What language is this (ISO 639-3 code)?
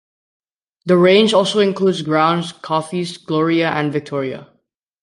eng